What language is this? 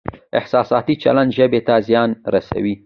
Pashto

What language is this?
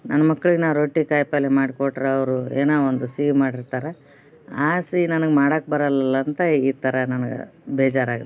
Kannada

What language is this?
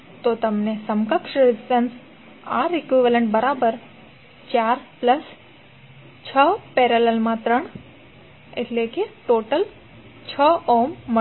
Gujarati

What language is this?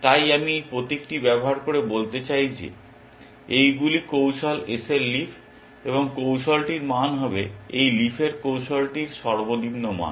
Bangla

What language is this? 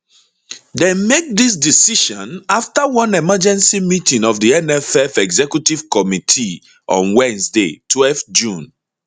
Nigerian Pidgin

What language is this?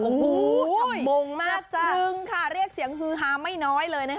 Thai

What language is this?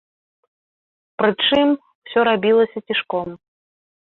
Belarusian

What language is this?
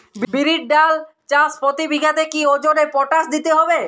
Bangla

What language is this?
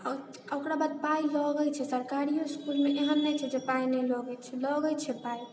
Maithili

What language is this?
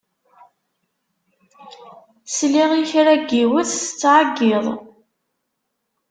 Kabyle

